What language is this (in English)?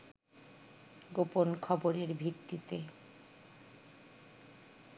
Bangla